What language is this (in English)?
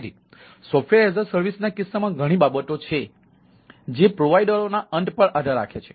Gujarati